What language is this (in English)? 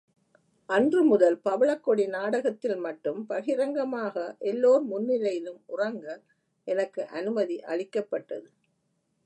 Tamil